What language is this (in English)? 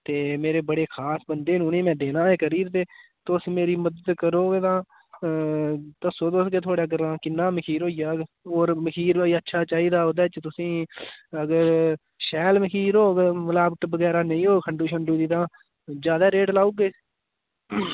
Dogri